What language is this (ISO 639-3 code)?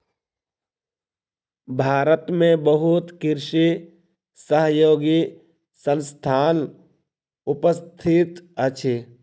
mai